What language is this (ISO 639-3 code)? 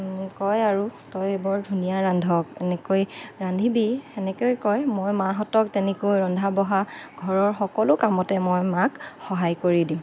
asm